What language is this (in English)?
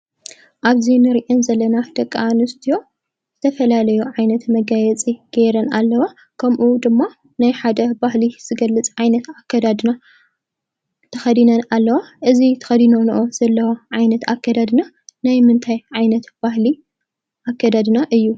Tigrinya